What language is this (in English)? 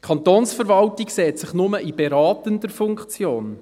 Swiss German